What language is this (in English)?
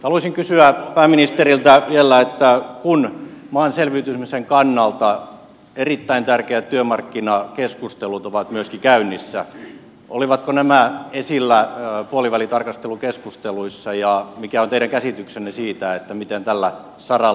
Finnish